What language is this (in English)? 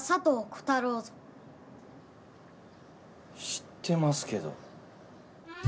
Japanese